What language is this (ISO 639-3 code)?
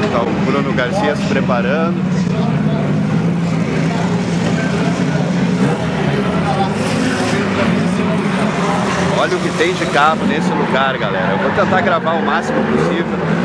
por